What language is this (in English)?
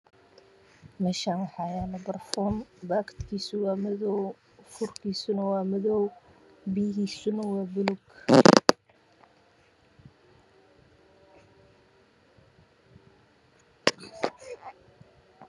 Somali